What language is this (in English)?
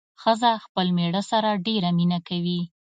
Pashto